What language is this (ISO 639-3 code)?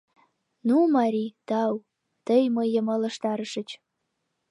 chm